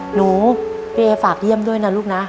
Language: Thai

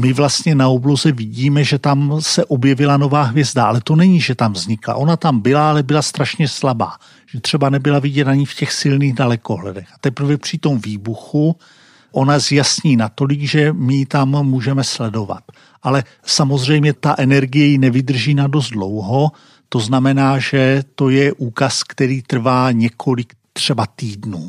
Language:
Czech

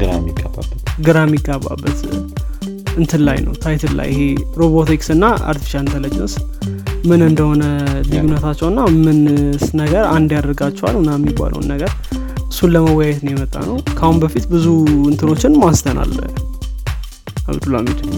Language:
Amharic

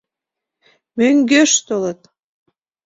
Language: Mari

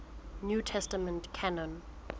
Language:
Southern Sotho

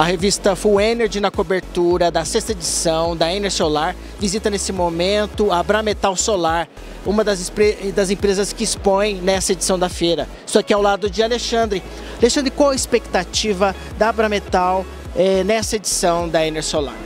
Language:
Portuguese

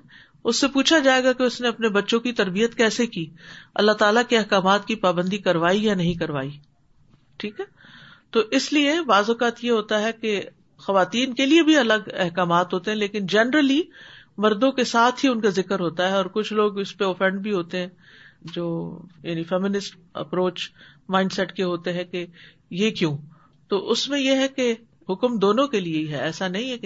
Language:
Urdu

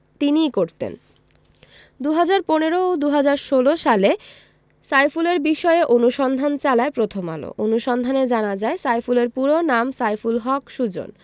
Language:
Bangla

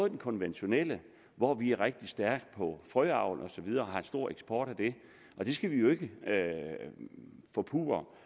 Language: Danish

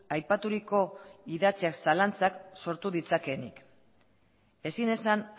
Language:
Basque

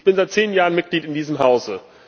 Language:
German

